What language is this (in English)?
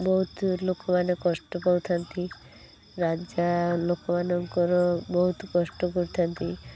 Odia